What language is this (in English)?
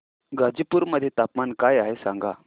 Marathi